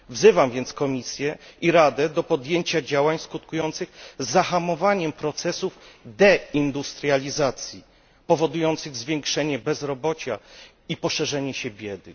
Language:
Polish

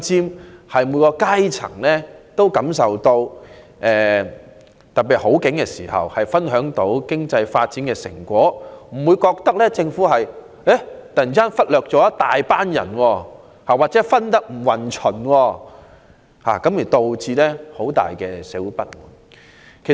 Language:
Cantonese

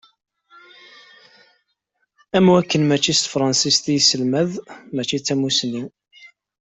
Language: Kabyle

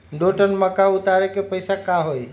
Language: Magahi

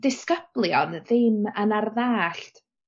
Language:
Welsh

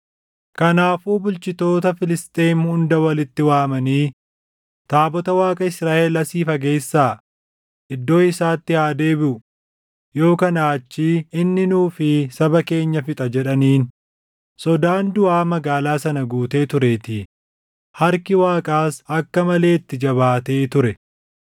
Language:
Oromo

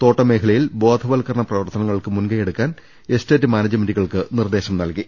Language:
Malayalam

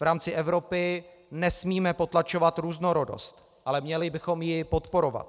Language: Czech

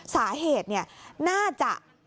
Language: Thai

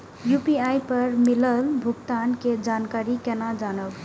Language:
Maithili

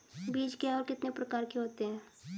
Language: Hindi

